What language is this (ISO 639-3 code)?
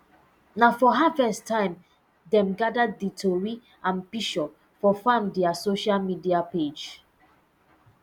pcm